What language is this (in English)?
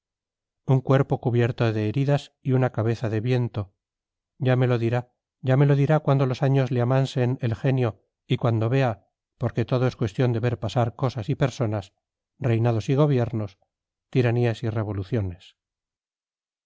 Spanish